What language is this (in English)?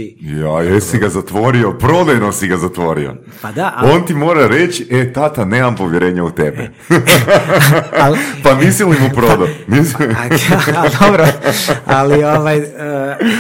Croatian